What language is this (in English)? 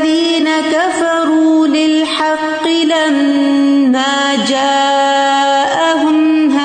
Urdu